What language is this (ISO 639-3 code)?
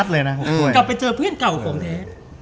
tha